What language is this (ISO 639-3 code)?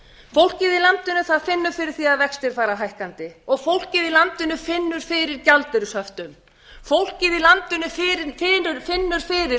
isl